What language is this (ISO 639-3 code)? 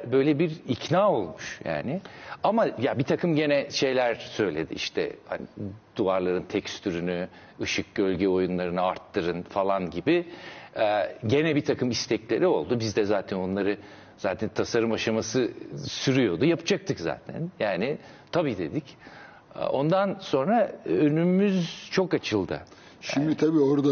tur